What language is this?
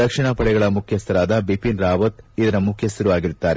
Kannada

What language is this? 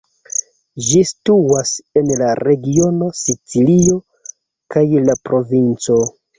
Esperanto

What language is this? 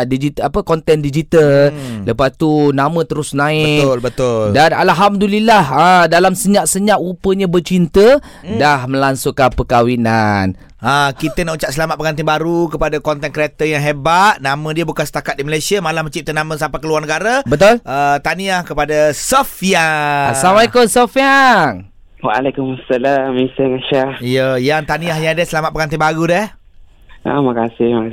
Malay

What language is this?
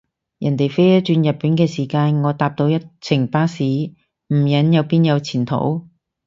Cantonese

